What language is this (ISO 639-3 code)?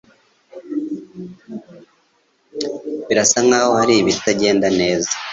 kin